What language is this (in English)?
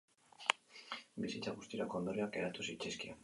Basque